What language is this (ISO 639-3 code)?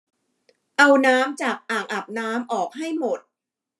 tha